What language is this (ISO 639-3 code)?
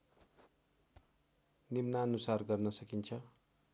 nep